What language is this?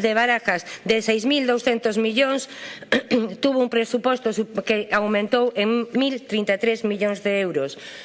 Spanish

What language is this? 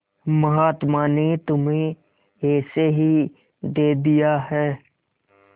Hindi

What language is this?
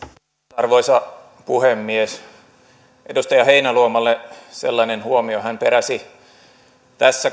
Finnish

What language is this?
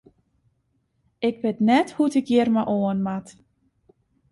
Western Frisian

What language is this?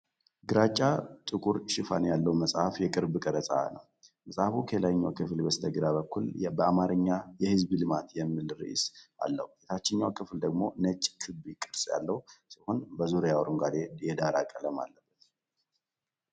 Amharic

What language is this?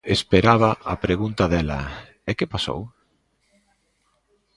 Galician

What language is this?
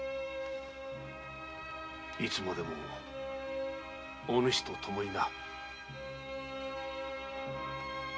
Japanese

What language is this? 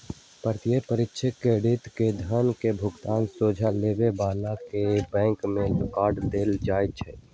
Magahi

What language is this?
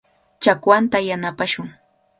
Cajatambo North Lima Quechua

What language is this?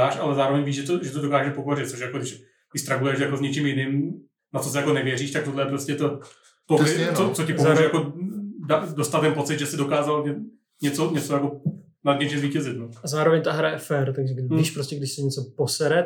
Czech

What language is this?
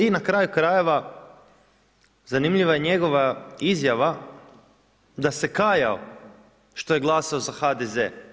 Croatian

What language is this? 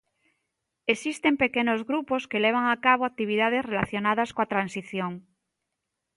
Galician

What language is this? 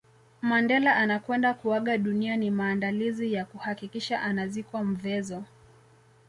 Swahili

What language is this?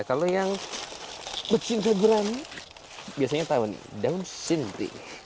Indonesian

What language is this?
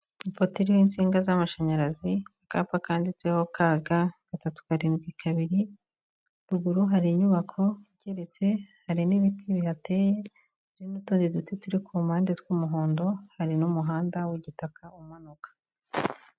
Kinyarwanda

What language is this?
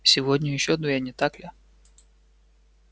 Russian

